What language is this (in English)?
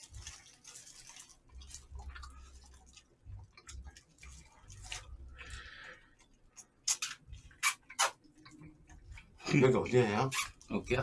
Korean